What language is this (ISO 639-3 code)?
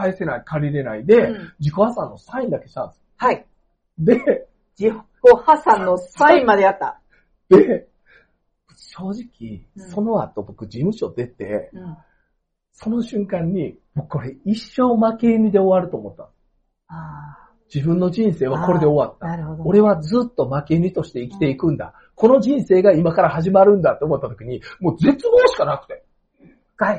jpn